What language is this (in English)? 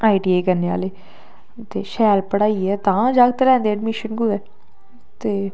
Dogri